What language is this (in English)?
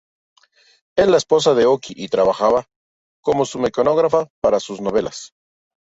Spanish